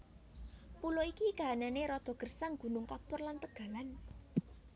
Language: Javanese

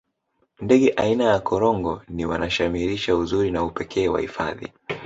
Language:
Swahili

